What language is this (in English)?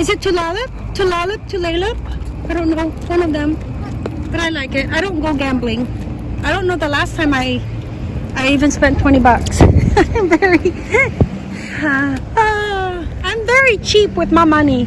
English